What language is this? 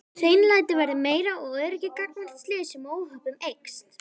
Icelandic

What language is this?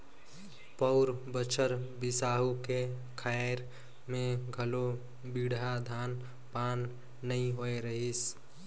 Chhattisgarhi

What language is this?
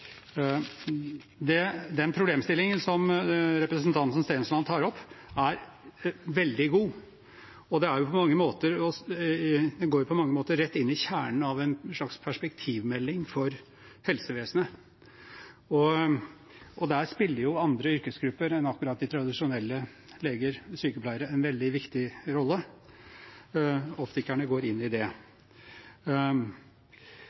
Norwegian Bokmål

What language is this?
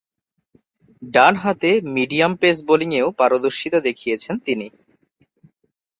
Bangla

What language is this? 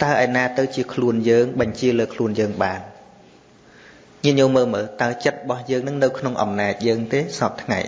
Vietnamese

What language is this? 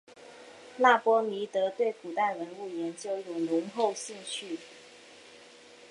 Chinese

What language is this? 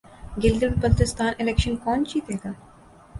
Urdu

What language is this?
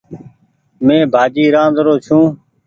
Goaria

